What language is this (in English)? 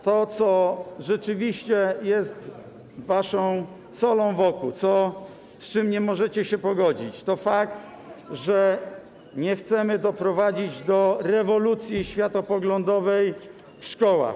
Polish